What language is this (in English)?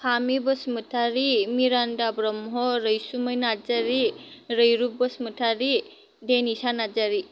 Bodo